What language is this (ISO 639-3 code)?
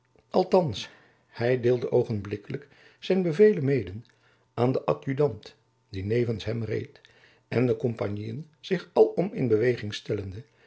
nld